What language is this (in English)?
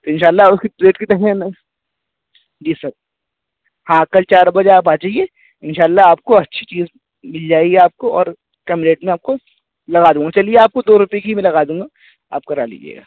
Urdu